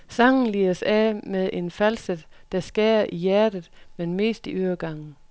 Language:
Danish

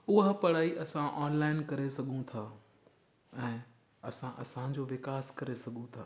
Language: Sindhi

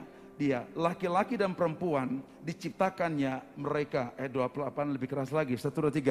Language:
Indonesian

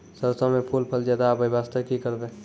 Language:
Maithili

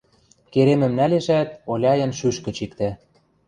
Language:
Western Mari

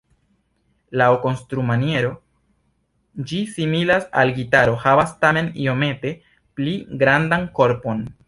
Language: Esperanto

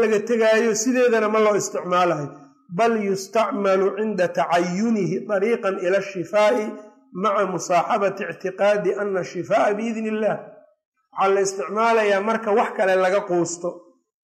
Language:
Arabic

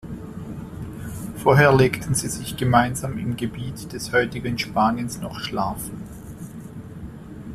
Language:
German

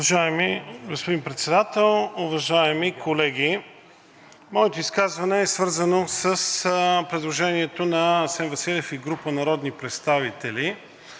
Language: Bulgarian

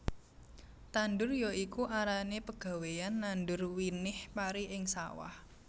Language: Javanese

